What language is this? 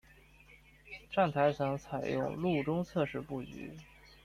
Chinese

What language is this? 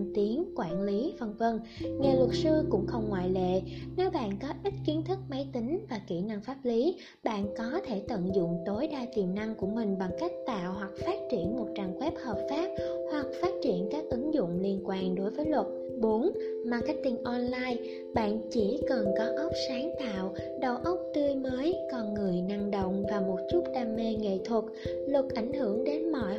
Vietnamese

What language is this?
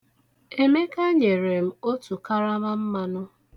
Igbo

